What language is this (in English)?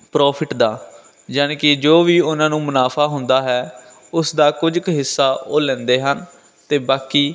Punjabi